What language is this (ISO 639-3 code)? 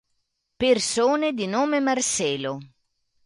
ita